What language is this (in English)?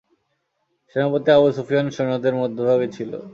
Bangla